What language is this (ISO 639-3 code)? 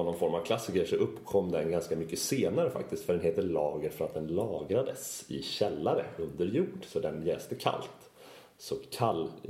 swe